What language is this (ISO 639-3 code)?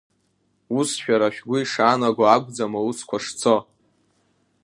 abk